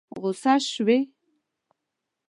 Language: Pashto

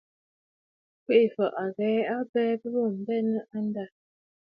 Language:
Bafut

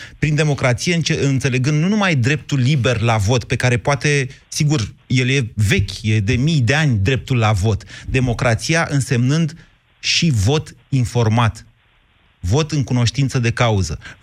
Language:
Romanian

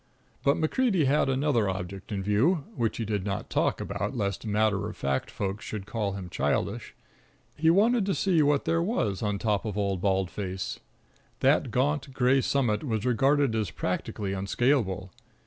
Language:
English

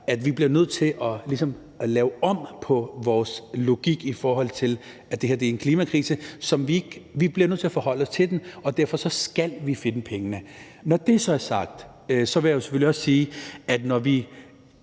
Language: Danish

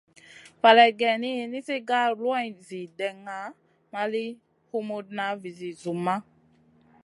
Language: Masana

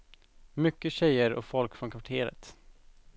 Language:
Swedish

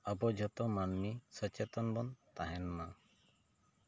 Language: Santali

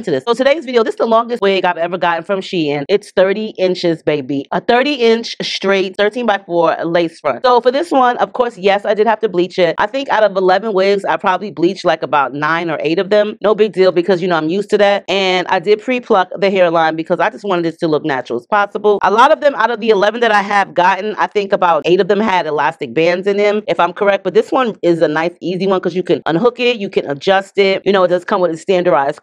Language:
English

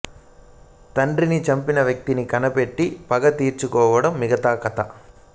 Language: Telugu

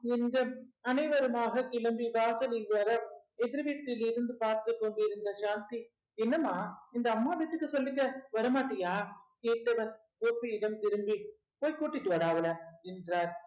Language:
Tamil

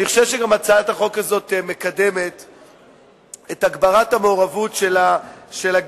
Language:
Hebrew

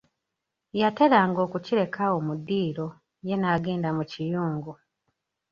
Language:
Ganda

